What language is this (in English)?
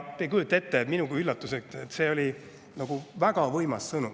Estonian